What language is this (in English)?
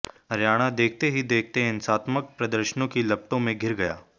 Hindi